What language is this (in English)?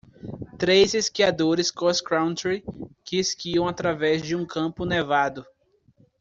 Portuguese